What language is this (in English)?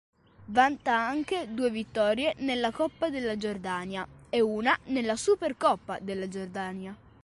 Italian